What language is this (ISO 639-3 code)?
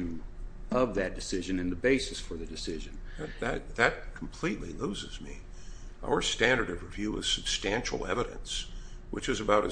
eng